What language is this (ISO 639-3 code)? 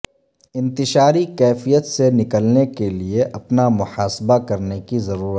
urd